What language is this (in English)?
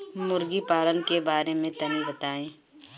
Bhojpuri